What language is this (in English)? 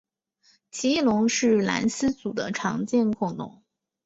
Chinese